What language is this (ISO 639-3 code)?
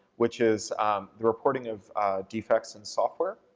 eng